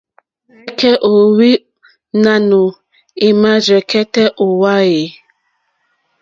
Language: Mokpwe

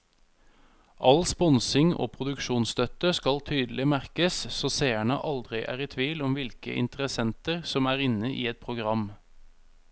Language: Norwegian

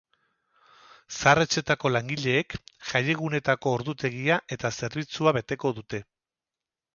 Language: Basque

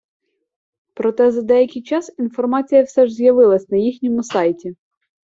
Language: Ukrainian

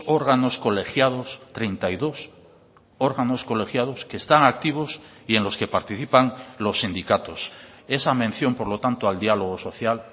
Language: Spanish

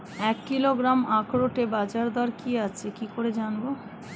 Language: Bangla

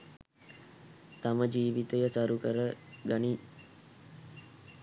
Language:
Sinhala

